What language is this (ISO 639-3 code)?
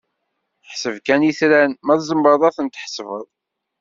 kab